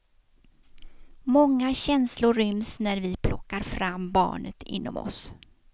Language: Swedish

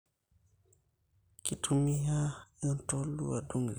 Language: Masai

